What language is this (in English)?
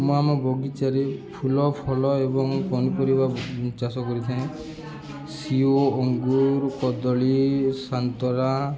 Odia